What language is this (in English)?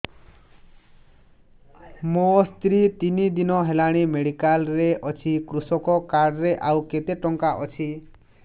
Odia